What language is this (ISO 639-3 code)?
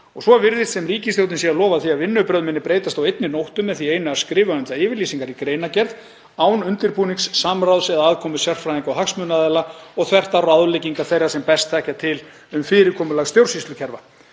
isl